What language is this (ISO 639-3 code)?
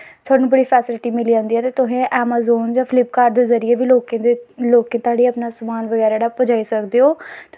doi